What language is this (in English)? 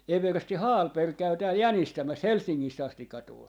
Finnish